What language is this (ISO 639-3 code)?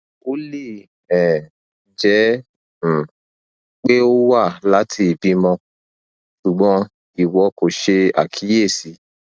yor